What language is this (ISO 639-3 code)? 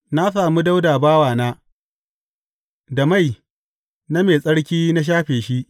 hau